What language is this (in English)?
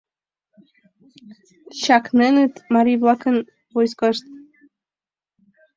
Mari